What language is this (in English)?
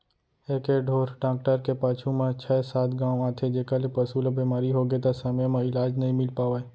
Chhattisgarhi